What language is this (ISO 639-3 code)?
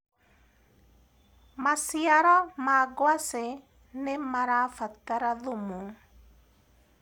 kik